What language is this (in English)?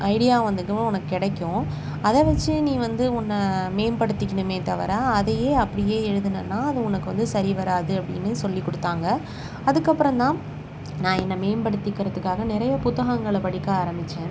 Tamil